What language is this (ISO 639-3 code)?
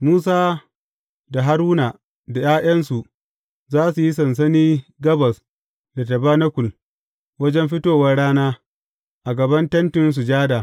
hau